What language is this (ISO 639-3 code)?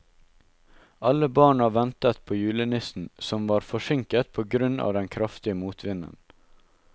nor